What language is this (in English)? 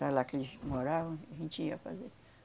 Portuguese